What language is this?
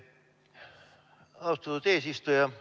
Estonian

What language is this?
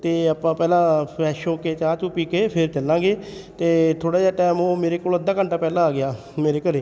Punjabi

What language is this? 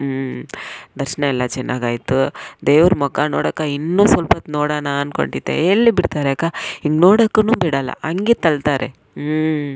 Kannada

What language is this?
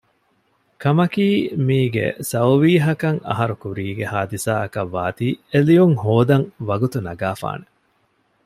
Divehi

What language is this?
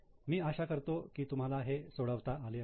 Marathi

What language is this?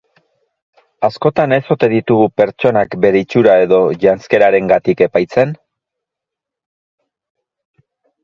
Basque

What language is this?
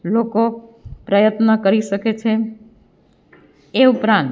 Gujarati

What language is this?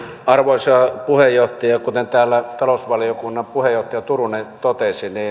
Finnish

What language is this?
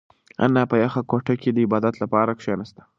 Pashto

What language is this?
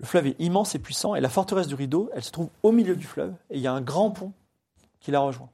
French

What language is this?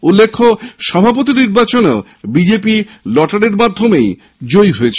Bangla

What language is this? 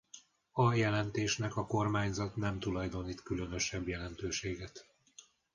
Hungarian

